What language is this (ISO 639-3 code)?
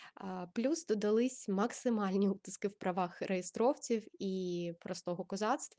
ukr